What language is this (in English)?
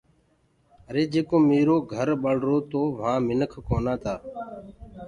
Gurgula